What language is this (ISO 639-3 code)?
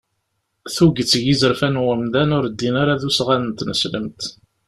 kab